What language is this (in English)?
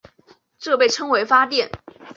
Chinese